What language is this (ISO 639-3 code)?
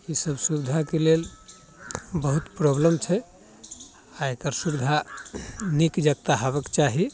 mai